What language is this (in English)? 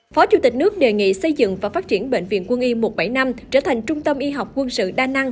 Vietnamese